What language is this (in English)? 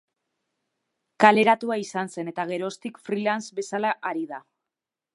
Basque